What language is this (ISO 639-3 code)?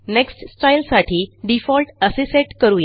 mar